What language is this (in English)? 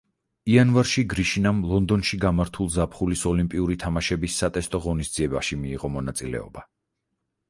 Georgian